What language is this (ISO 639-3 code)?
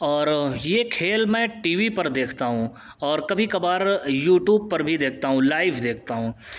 urd